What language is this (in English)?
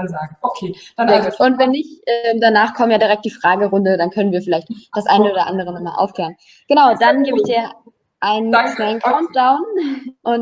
German